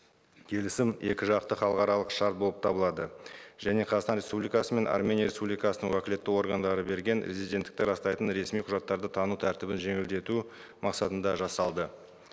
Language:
Kazakh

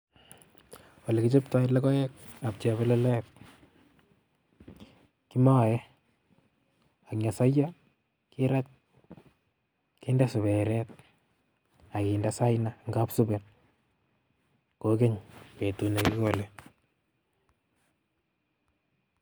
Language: Kalenjin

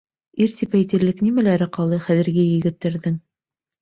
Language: Bashkir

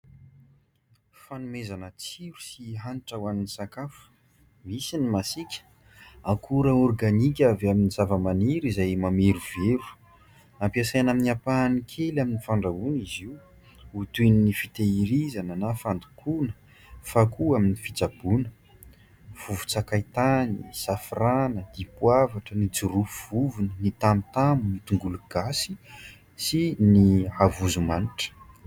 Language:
Malagasy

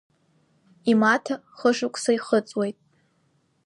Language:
Abkhazian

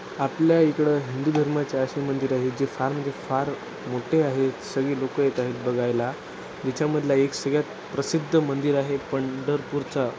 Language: Marathi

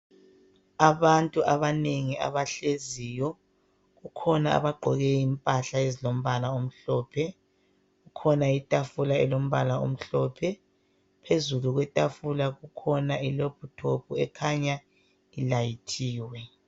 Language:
North Ndebele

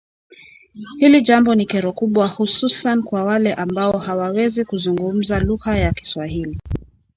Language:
Swahili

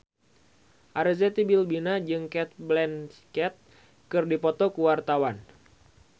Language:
Sundanese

